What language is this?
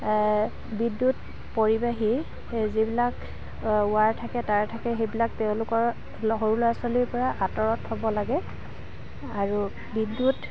Assamese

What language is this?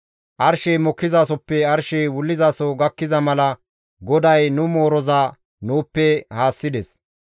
Gamo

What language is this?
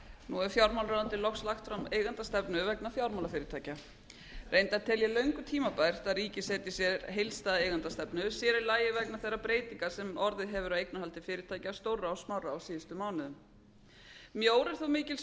Icelandic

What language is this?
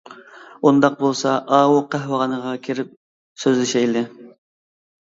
Uyghur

